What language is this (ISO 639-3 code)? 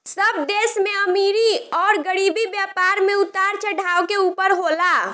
bho